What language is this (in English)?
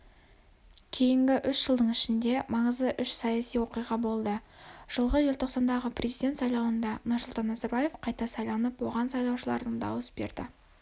Kazakh